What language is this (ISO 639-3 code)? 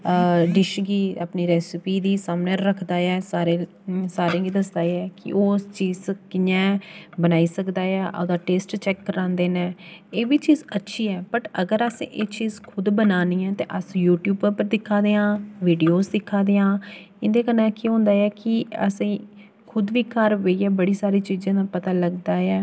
doi